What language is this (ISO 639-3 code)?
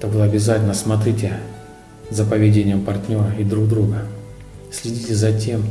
rus